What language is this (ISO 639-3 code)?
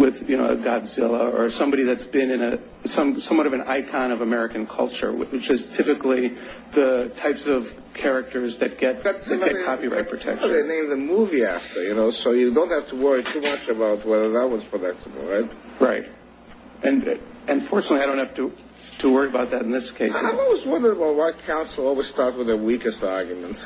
eng